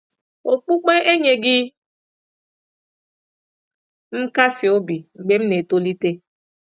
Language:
Igbo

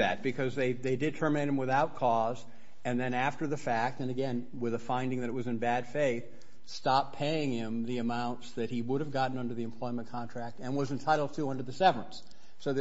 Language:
English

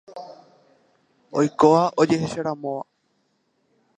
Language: Guarani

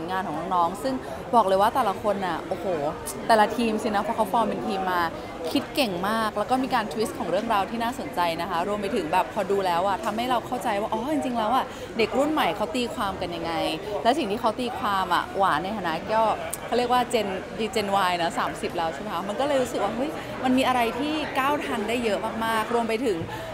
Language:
Thai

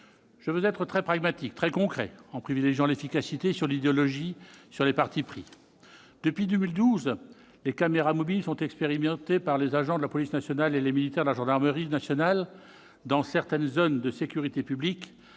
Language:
French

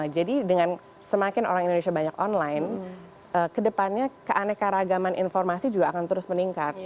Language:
Indonesian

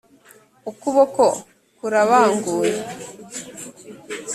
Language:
Kinyarwanda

